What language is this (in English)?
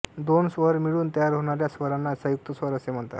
Marathi